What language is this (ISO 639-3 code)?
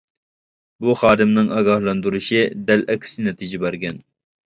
uig